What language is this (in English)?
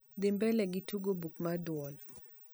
Luo (Kenya and Tanzania)